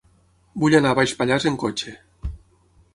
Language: Catalan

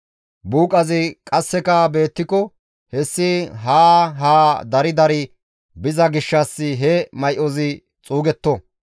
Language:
Gamo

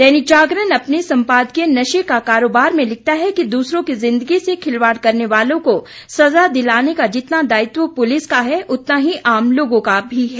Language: Hindi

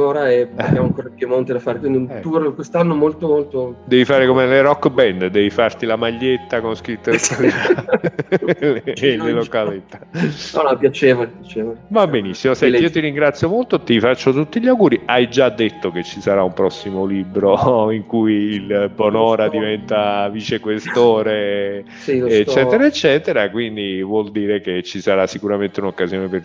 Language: Italian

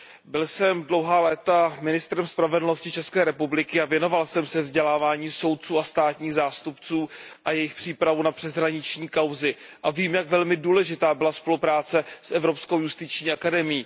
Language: Czech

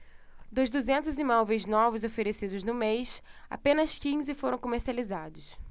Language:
Portuguese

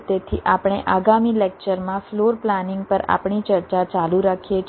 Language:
Gujarati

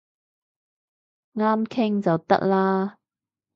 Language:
Cantonese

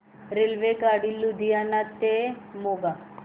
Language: Marathi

